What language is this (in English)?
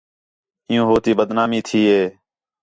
Khetrani